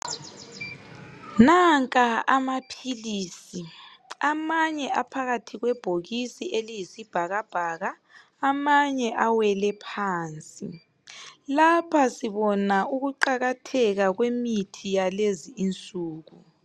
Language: North Ndebele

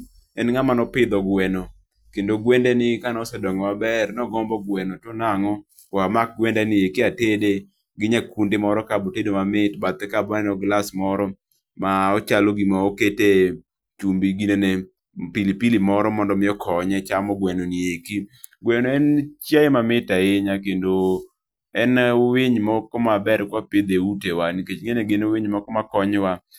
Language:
Luo (Kenya and Tanzania)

